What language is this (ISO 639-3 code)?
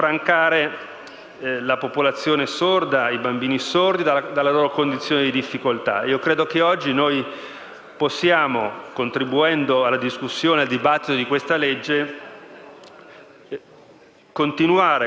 ita